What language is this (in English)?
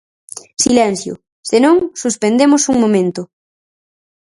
Galician